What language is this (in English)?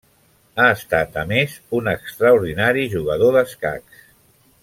Catalan